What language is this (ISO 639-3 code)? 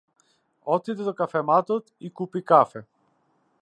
mkd